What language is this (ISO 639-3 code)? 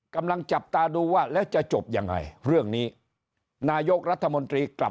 tha